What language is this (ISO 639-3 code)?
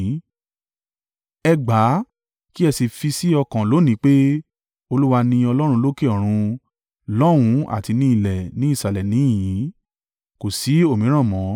yor